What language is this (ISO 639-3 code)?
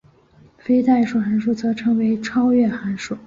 zho